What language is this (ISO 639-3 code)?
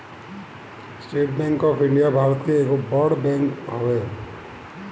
bho